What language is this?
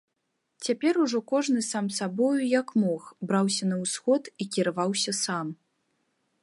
Belarusian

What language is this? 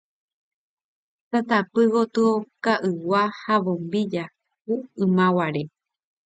Guarani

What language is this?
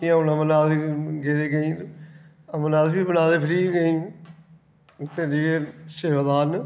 Dogri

